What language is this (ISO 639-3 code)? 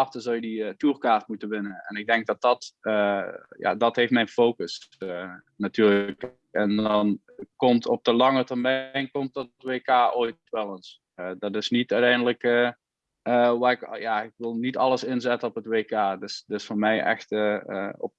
nld